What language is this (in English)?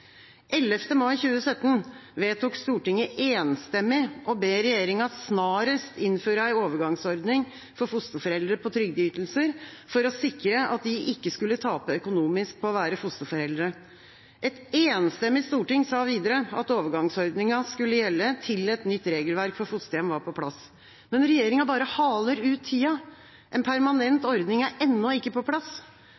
Norwegian Bokmål